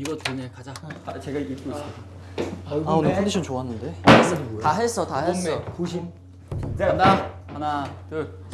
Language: Korean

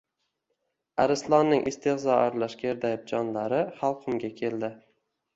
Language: Uzbek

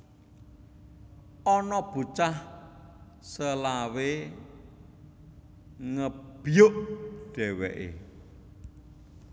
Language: Javanese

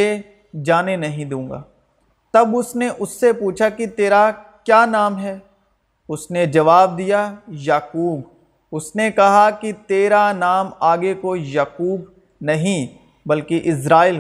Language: Urdu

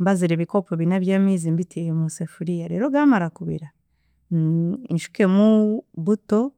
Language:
Chiga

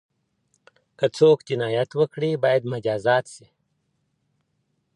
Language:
Pashto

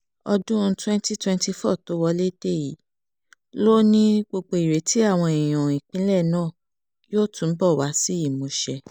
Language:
Yoruba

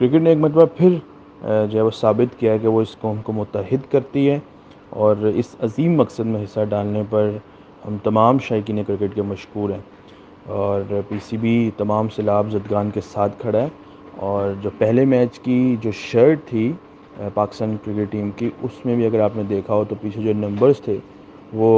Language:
Urdu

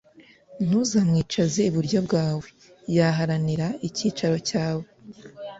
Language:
Kinyarwanda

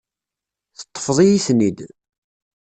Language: Kabyle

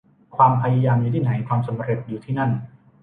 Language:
Thai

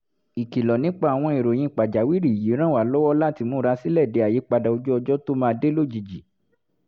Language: Yoruba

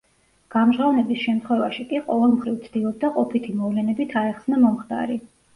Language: Georgian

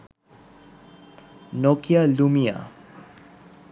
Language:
Bangla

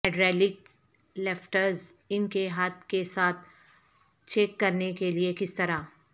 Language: Urdu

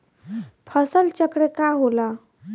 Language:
Bhojpuri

